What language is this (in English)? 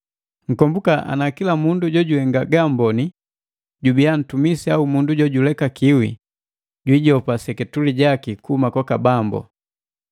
Matengo